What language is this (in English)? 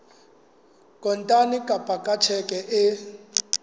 Southern Sotho